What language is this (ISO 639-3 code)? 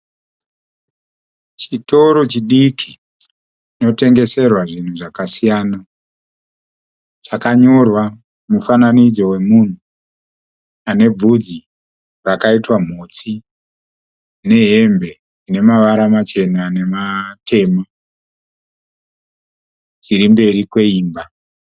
sna